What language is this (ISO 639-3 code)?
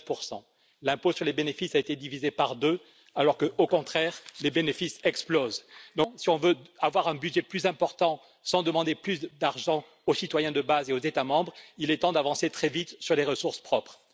fra